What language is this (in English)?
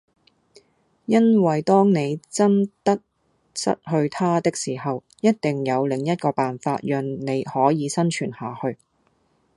Cantonese